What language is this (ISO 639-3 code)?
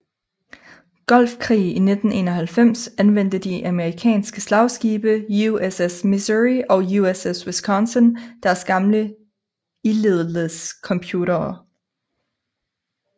dan